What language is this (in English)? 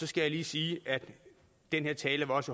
Danish